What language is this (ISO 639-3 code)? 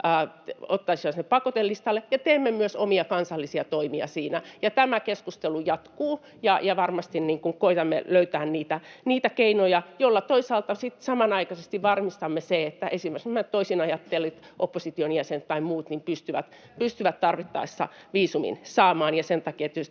fin